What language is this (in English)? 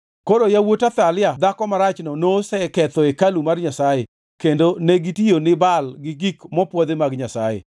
Luo (Kenya and Tanzania)